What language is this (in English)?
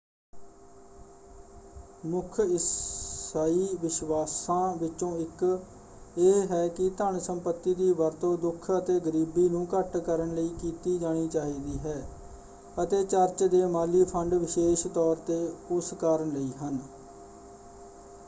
Punjabi